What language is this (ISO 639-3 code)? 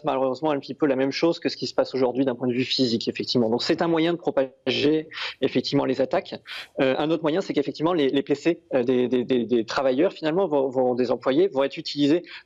fra